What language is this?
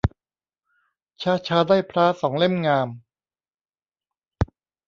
Thai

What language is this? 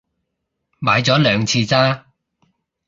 Cantonese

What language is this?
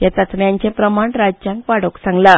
Konkani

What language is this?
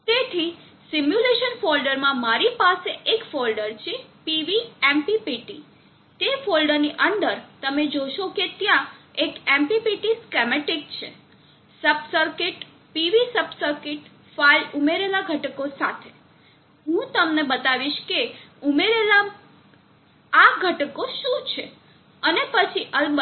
Gujarati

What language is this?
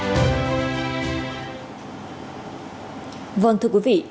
Vietnamese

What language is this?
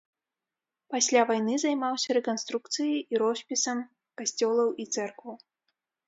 Belarusian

